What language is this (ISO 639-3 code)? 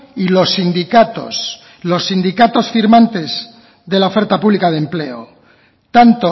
spa